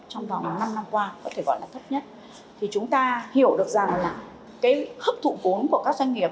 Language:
Vietnamese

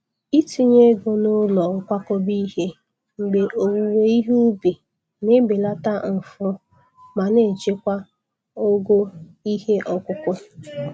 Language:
Igbo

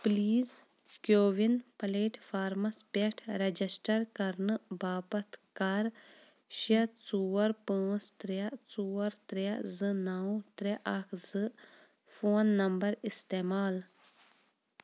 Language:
Kashmiri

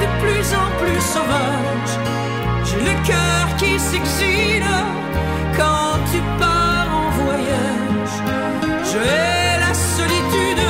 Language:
French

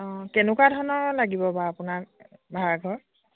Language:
Assamese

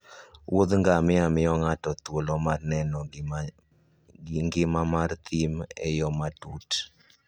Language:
Luo (Kenya and Tanzania)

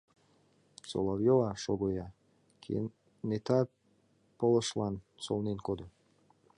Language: Mari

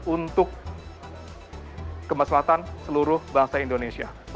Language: Indonesian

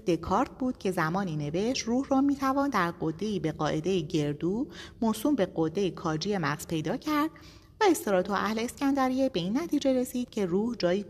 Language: Persian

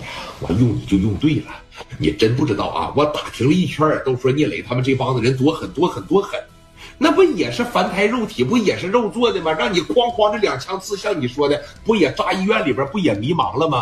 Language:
Chinese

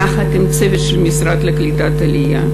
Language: Hebrew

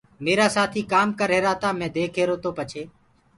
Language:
Gurgula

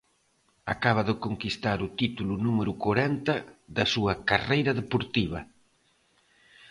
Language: Galician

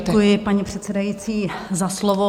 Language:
Czech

